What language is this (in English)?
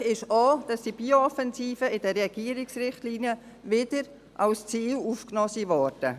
Swiss German